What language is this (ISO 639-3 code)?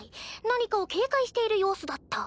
jpn